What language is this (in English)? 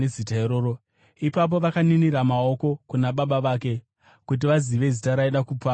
Shona